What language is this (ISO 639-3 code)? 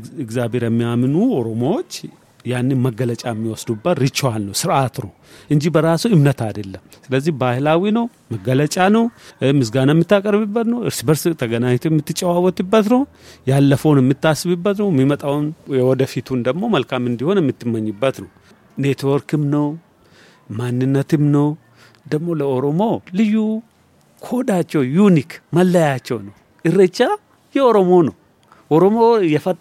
amh